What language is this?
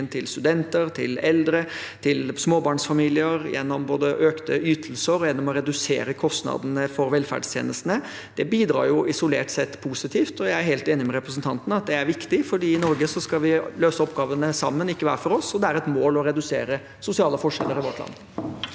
Norwegian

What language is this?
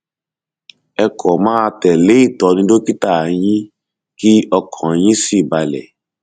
Yoruba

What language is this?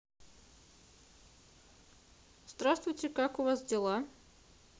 Russian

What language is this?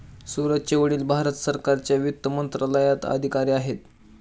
Marathi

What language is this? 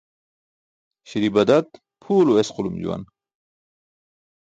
Burushaski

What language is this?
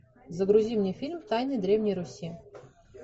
Russian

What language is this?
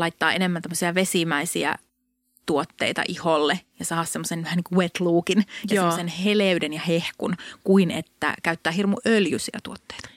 Finnish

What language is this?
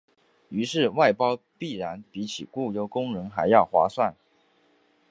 Chinese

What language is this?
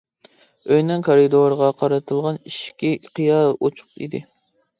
Uyghur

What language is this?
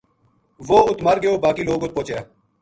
Gujari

